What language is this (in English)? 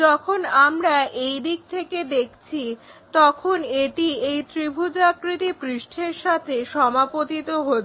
Bangla